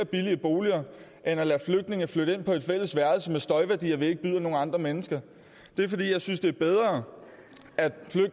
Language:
Danish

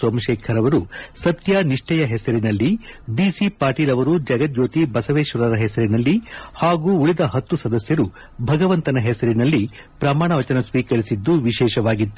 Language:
Kannada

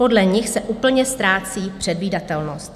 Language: Czech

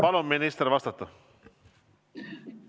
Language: Estonian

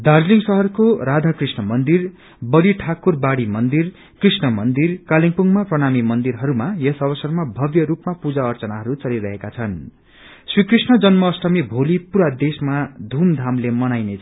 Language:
Nepali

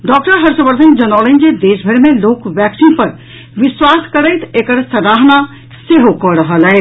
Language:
Maithili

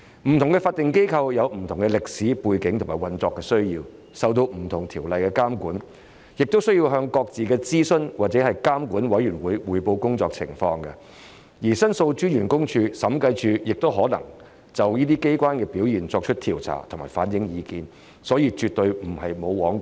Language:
Cantonese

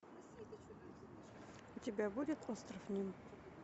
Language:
Russian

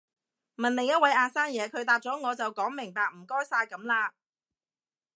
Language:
Cantonese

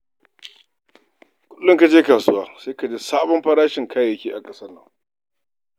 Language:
Hausa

